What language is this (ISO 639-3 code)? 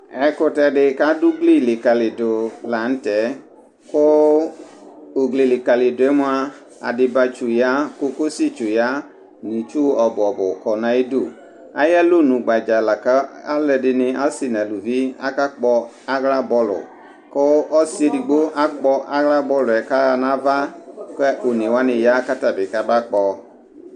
kpo